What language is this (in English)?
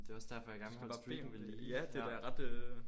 Danish